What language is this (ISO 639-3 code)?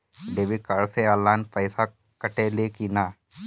bho